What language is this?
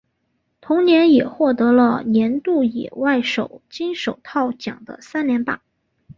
Chinese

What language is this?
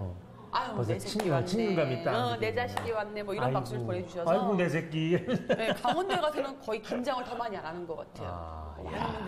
Korean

